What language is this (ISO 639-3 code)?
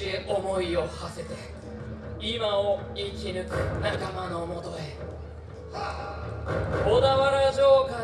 jpn